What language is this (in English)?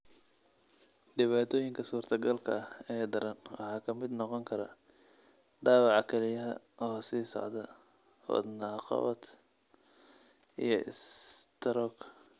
Somali